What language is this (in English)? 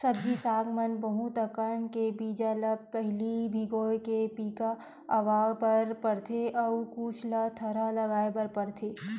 Chhattisgarhi